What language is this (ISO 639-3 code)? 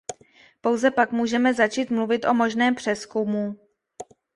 ces